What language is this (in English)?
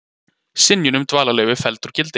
Icelandic